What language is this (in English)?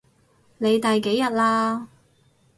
Cantonese